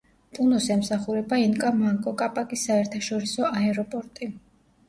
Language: Georgian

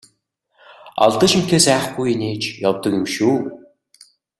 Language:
Mongolian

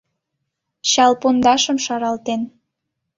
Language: Mari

